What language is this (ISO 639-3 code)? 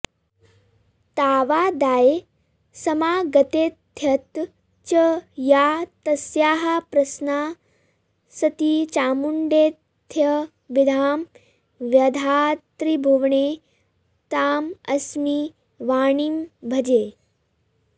san